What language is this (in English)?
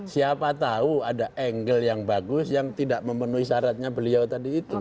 Indonesian